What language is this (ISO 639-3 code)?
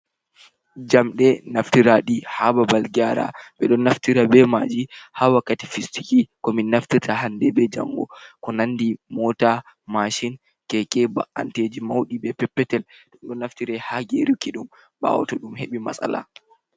ful